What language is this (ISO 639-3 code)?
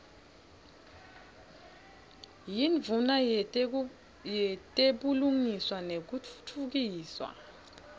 ssw